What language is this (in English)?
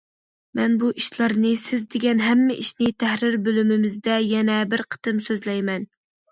Uyghur